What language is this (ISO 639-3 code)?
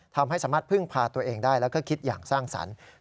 tha